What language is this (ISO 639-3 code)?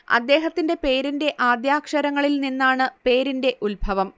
mal